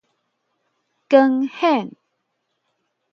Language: Min Nan Chinese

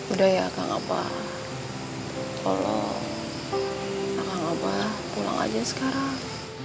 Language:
Indonesian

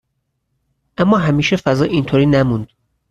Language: Persian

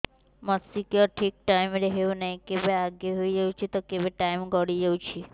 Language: Odia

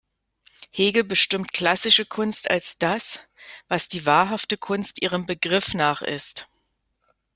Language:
German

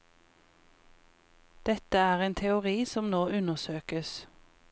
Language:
Norwegian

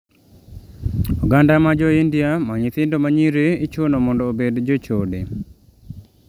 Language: Luo (Kenya and Tanzania)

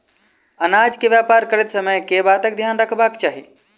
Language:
Maithili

